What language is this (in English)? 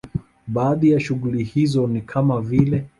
Swahili